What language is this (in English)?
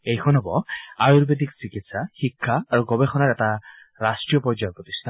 Assamese